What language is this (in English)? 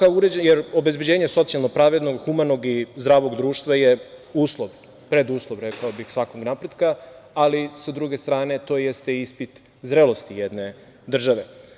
Serbian